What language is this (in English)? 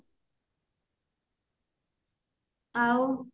Odia